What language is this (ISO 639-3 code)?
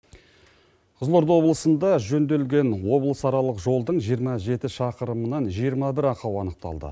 kaz